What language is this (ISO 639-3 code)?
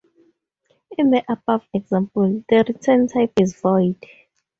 eng